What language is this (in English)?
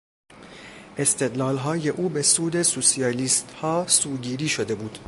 Persian